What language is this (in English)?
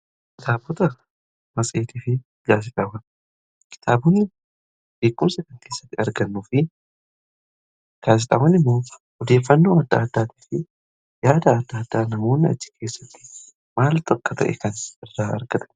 Oromo